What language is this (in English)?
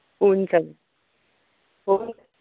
Nepali